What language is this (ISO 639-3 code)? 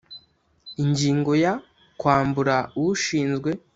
kin